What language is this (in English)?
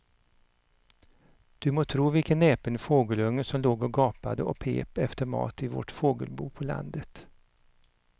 Swedish